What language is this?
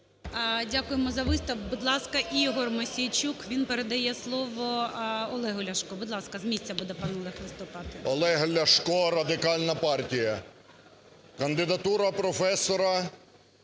Ukrainian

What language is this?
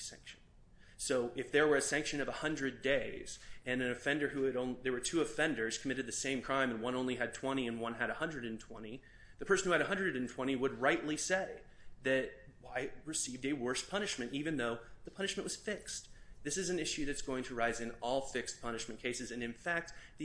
English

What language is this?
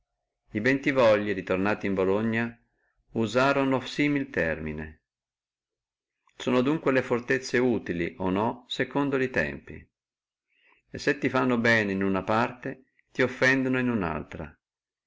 Italian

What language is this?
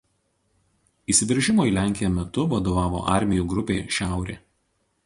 Lithuanian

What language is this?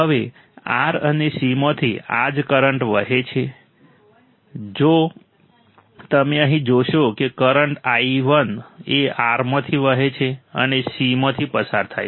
Gujarati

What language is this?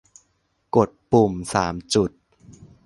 Thai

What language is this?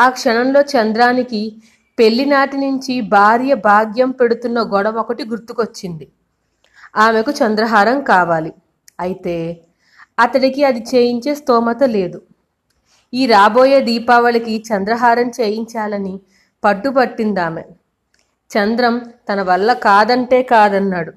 Telugu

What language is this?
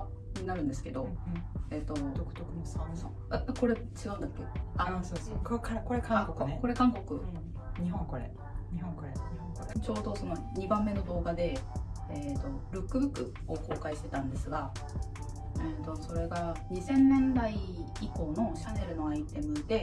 Japanese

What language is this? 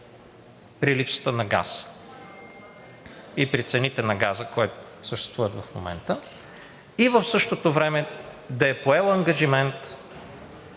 Bulgarian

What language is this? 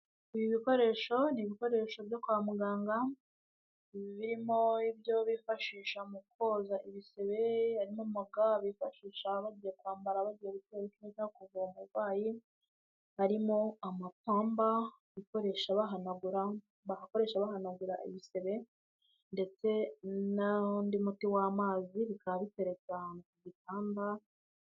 Kinyarwanda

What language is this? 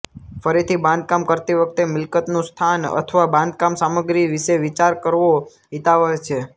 Gujarati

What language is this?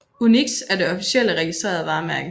Danish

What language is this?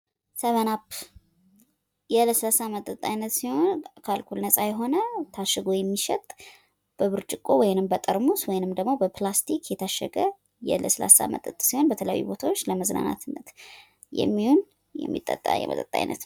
Amharic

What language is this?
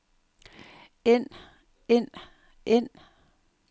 Danish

